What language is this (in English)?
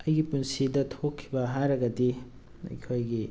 Manipuri